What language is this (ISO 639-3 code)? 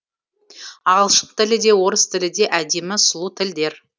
kaz